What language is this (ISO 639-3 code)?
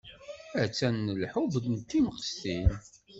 kab